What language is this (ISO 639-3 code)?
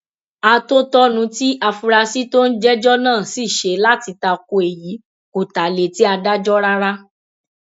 yor